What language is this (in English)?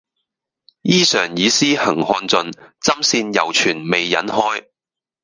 Cantonese